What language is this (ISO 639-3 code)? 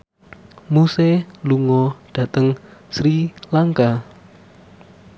jav